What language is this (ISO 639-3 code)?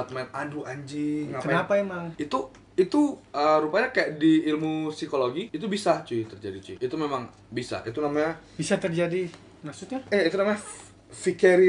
ind